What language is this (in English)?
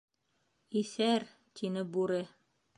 Bashkir